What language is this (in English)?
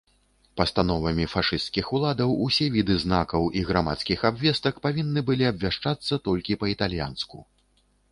Belarusian